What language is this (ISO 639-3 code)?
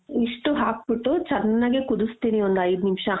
kan